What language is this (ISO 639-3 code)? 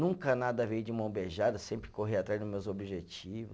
por